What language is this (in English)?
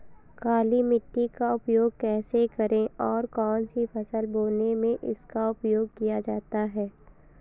Hindi